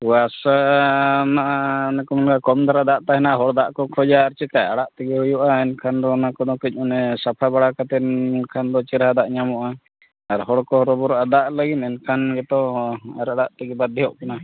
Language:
Santali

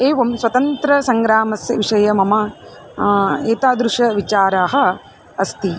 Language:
Sanskrit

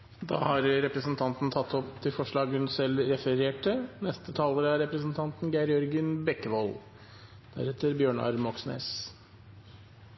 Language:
Norwegian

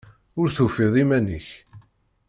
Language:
Kabyle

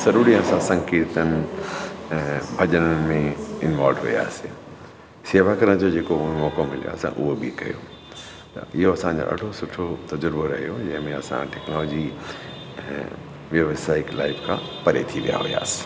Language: Sindhi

